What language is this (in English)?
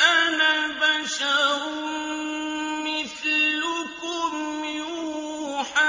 Arabic